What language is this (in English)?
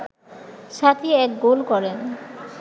Bangla